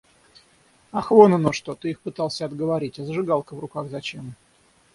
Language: Russian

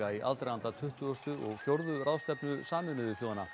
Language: Icelandic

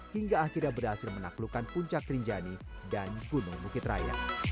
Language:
Indonesian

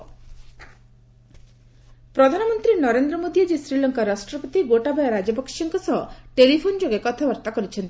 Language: Odia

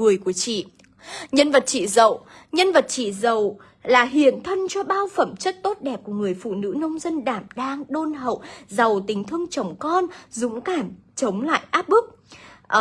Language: Vietnamese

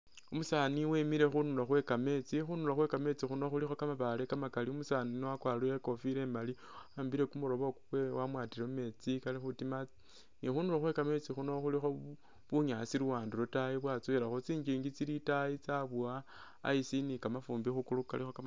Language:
Masaaba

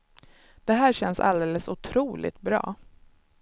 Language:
Swedish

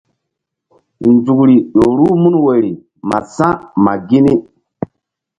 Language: Mbum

